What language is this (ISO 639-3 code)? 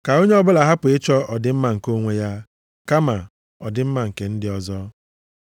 ibo